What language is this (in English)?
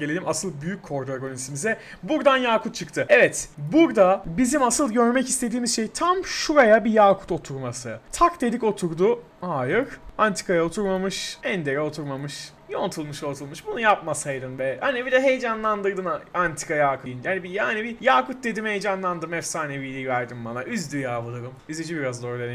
Turkish